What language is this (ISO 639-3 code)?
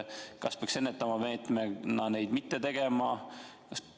est